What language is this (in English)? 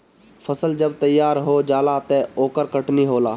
Bhojpuri